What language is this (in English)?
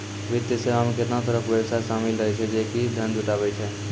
Maithili